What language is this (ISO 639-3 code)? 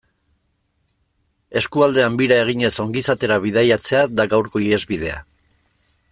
eus